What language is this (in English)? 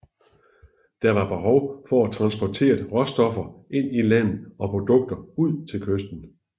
Danish